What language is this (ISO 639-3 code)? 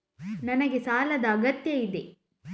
kan